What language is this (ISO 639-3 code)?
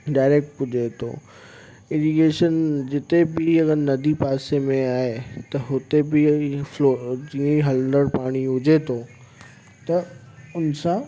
snd